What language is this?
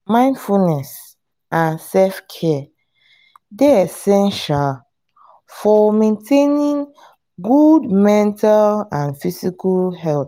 Nigerian Pidgin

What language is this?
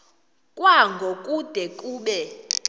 Xhosa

